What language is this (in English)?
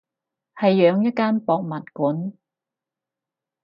Cantonese